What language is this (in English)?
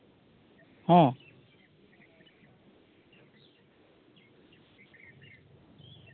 Santali